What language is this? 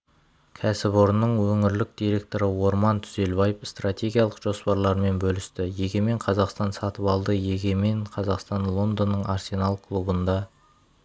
Kazakh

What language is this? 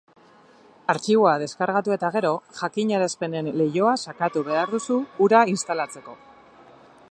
Basque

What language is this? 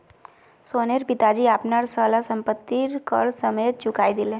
Magahi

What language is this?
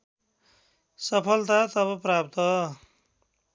Nepali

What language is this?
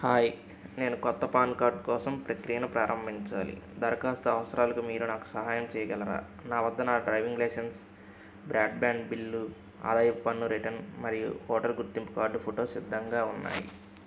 Telugu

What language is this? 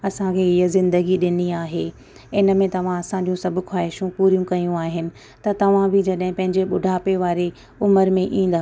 Sindhi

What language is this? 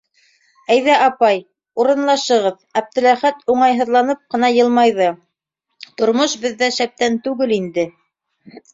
Bashkir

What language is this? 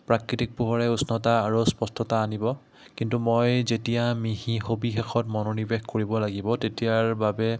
Assamese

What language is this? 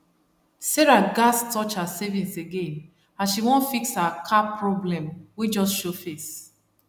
Nigerian Pidgin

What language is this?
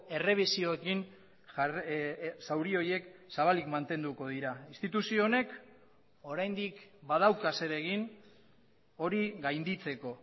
Basque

